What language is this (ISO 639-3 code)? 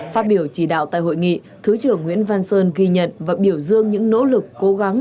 vie